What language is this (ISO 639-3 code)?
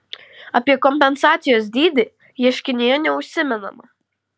lit